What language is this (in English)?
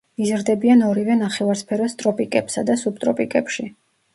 Georgian